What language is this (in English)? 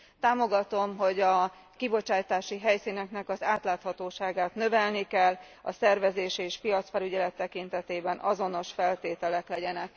Hungarian